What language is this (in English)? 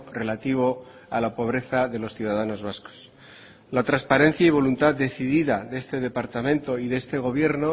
Spanish